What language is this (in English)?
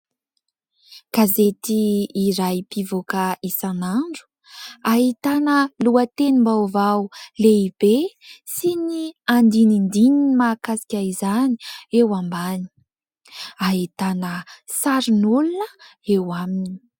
Malagasy